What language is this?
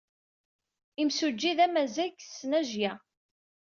Kabyle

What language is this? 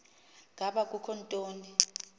Xhosa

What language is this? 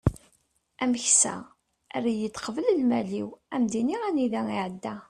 Kabyle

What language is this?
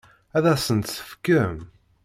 Kabyle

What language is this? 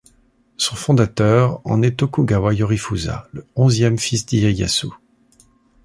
French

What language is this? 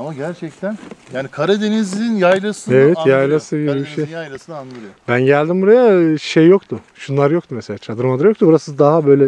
Turkish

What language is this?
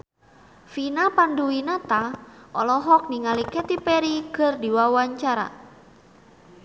Sundanese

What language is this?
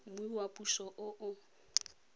Tswana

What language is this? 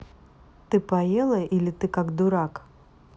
Russian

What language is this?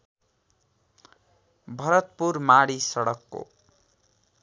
Nepali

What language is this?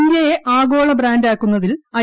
Malayalam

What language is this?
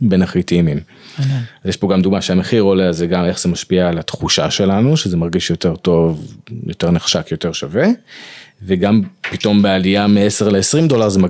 Hebrew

